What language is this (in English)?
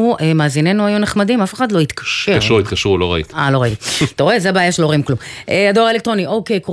Hebrew